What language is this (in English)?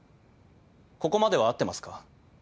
Japanese